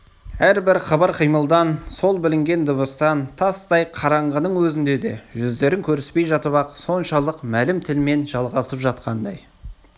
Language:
Kazakh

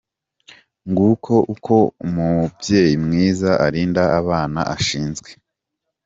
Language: Kinyarwanda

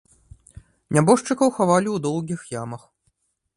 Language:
Belarusian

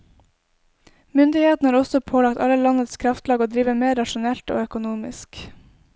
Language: Norwegian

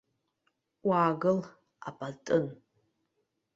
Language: Abkhazian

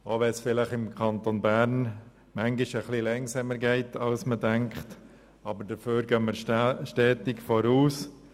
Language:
Swiss German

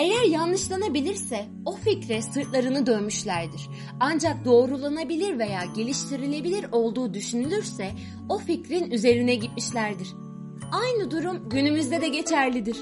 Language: Turkish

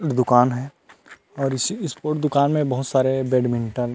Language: Hindi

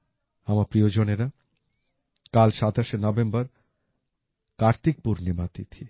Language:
Bangla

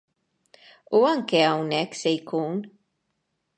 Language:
Maltese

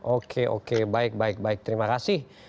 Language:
Indonesian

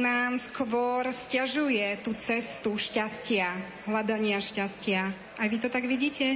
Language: Slovak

